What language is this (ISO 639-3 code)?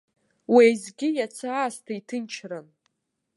abk